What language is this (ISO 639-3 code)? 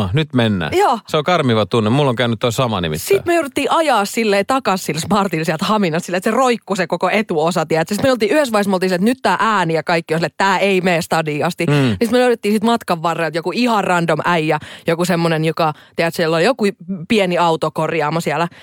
fin